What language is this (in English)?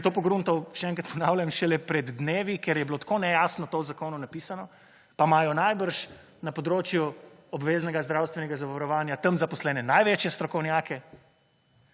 Slovenian